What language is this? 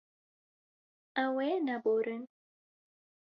Kurdish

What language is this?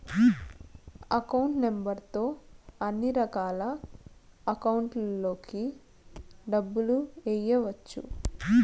Telugu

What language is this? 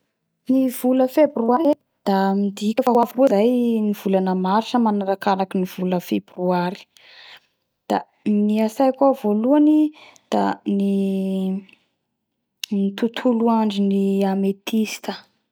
Bara Malagasy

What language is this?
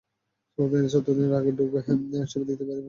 Bangla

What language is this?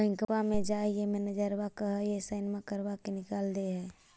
Magahi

